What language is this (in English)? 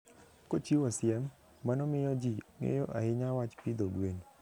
Luo (Kenya and Tanzania)